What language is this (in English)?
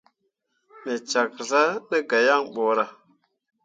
Mundang